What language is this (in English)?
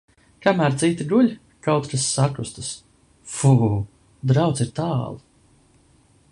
Latvian